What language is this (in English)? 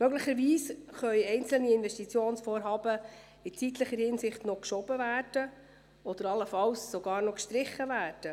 Swiss German